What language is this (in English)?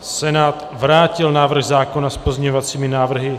Czech